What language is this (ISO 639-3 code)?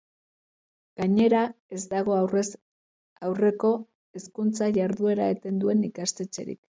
eus